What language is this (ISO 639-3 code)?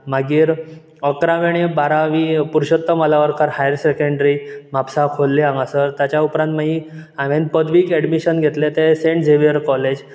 kok